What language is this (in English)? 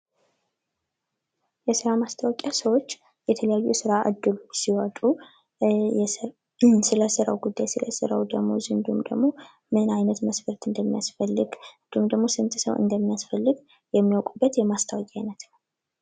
Amharic